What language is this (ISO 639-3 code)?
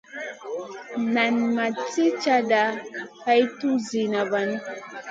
mcn